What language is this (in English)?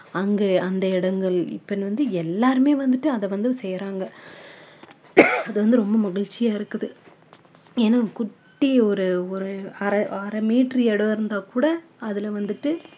Tamil